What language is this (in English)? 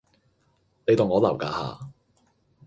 Cantonese